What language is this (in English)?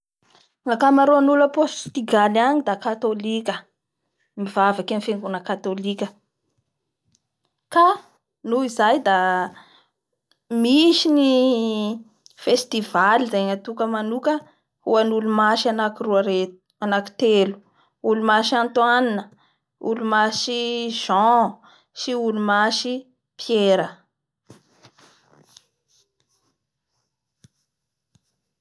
Bara Malagasy